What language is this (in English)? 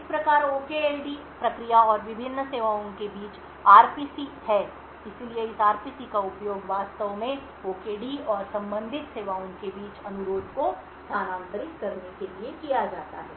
Hindi